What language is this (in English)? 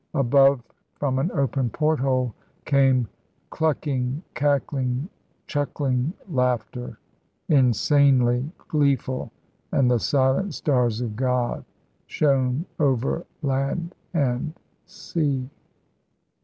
English